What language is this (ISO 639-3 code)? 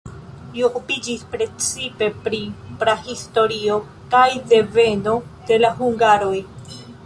epo